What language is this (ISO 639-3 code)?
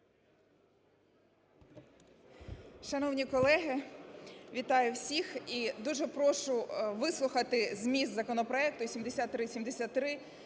ukr